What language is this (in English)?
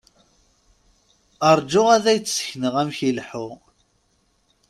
Kabyle